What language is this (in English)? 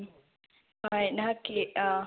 Manipuri